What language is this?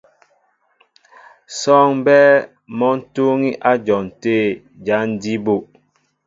Mbo (Cameroon)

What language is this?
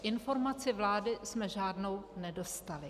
Czech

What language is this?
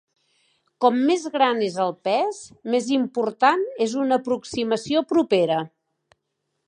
Catalan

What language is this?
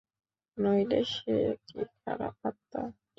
Bangla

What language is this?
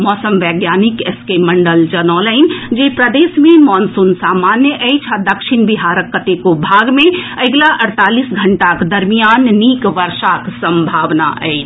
Maithili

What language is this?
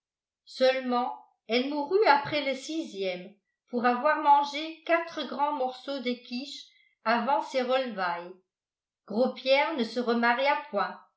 French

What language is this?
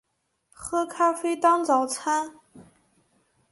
Chinese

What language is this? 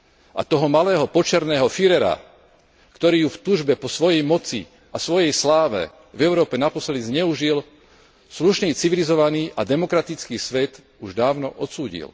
Slovak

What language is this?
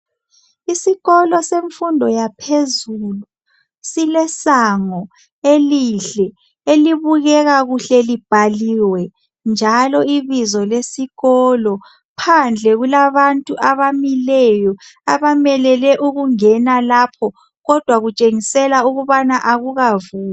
North Ndebele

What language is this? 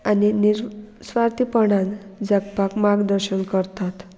Konkani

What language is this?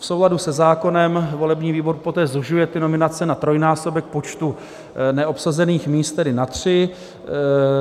Czech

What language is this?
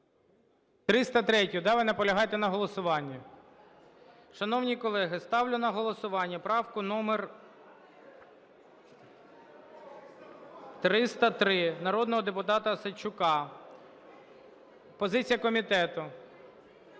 Ukrainian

